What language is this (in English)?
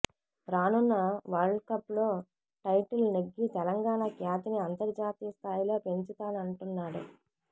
Telugu